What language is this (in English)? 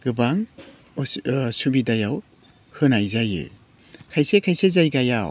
Bodo